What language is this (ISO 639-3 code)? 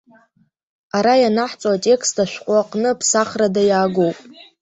abk